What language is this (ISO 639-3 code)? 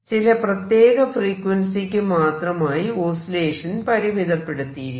mal